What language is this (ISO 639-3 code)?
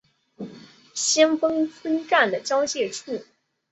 zho